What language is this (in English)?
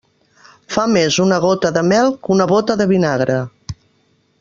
Catalan